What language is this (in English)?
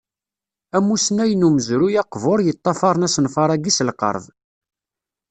Kabyle